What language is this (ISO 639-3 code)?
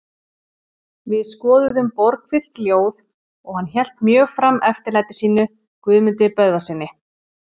isl